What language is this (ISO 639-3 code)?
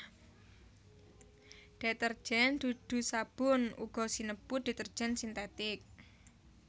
jav